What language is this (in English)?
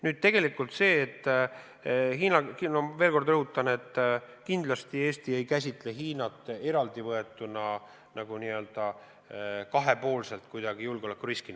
Estonian